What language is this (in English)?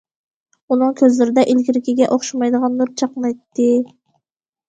Uyghur